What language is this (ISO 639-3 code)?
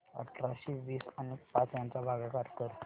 mar